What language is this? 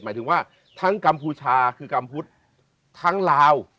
Thai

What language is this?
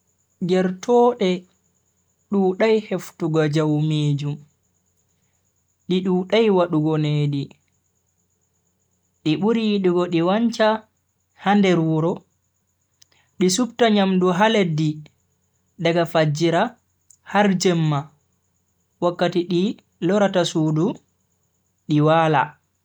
Bagirmi Fulfulde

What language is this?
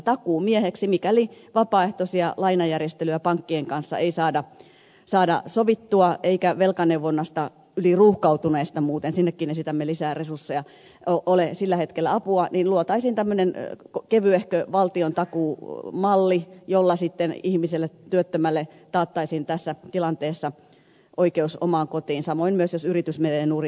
Finnish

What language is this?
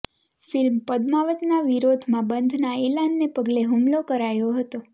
Gujarati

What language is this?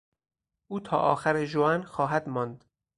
Persian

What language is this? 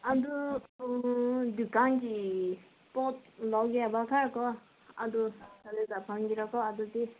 Manipuri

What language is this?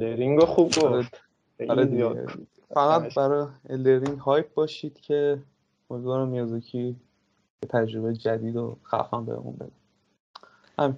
Persian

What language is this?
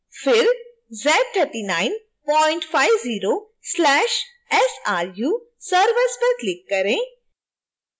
Hindi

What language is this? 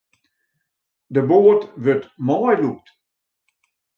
Western Frisian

